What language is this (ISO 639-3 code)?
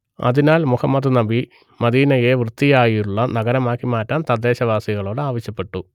mal